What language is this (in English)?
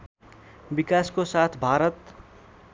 Nepali